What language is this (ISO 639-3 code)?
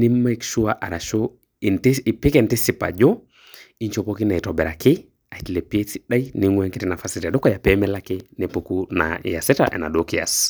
mas